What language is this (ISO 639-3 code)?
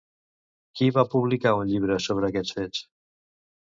cat